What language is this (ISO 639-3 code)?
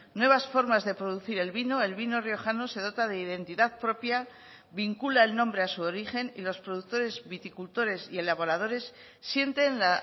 spa